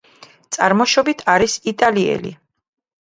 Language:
Georgian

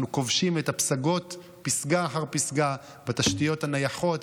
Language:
Hebrew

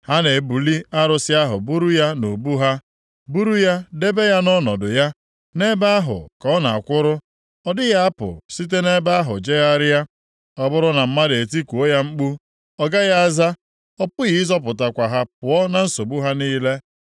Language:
Igbo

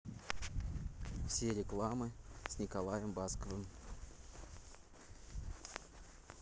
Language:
Russian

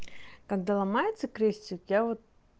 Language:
Russian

